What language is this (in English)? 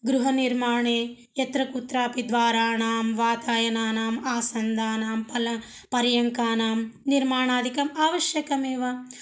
Sanskrit